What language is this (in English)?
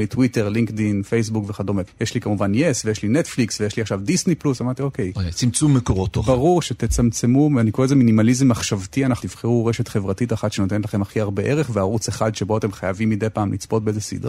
Hebrew